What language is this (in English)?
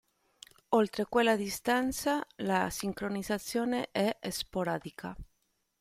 Italian